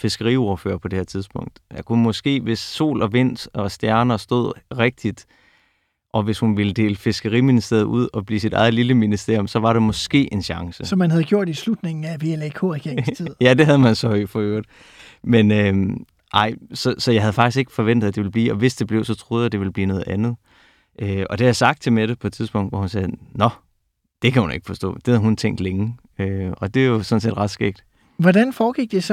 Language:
Danish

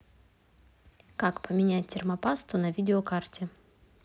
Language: Russian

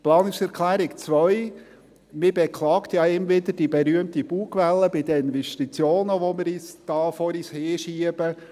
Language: Swiss German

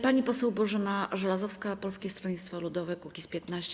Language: Polish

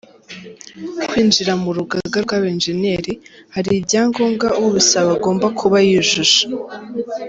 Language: Kinyarwanda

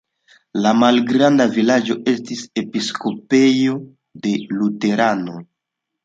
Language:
Esperanto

